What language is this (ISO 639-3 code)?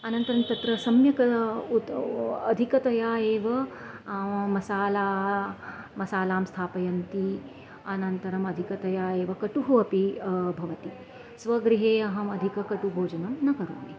san